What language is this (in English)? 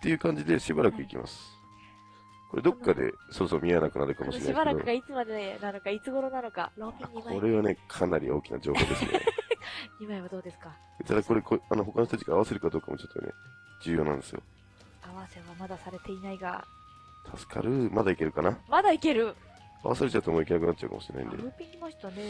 Japanese